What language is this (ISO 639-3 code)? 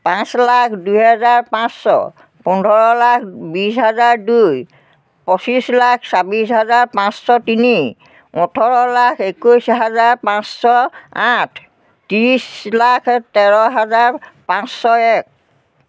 asm